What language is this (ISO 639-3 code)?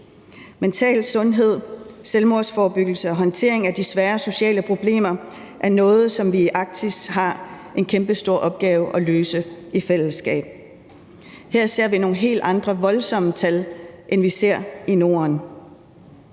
dan